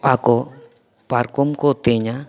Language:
Santali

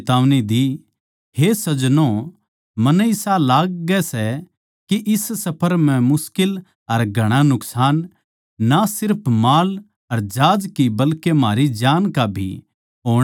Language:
Haryanvi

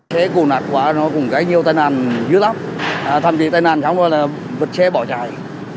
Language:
Vietnamese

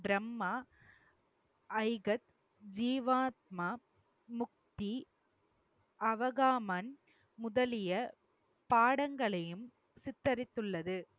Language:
Tamil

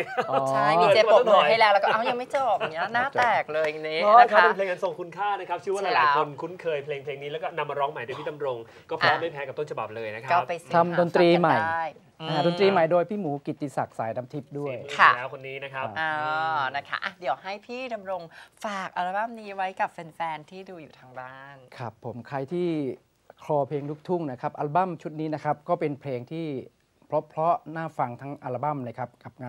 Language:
Thai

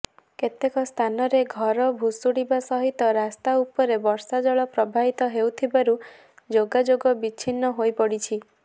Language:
Odia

